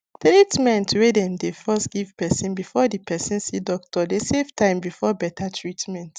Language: Nigerian Pidgin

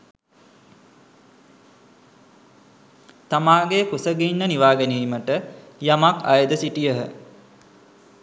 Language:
Sinhala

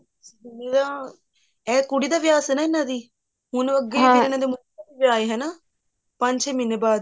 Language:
Punjabi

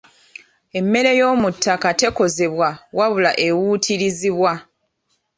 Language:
Ganda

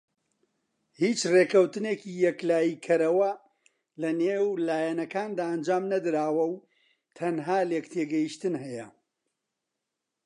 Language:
Central Kurdish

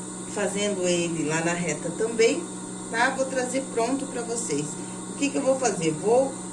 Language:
Portuguese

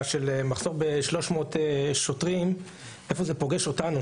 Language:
Hebrew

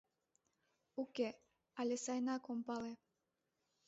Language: Mari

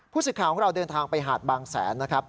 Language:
Thai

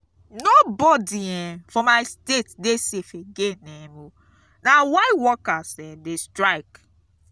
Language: Nigerian Pidgin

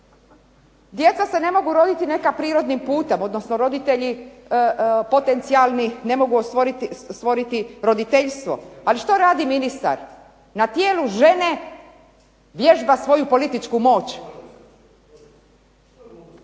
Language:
Croatian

